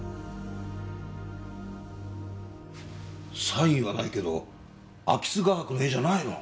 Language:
Japanese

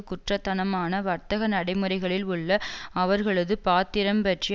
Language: Tamil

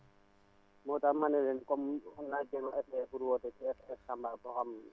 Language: Wolof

